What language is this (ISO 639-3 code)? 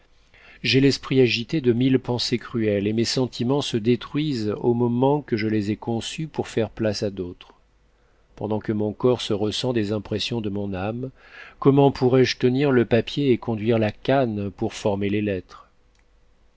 fra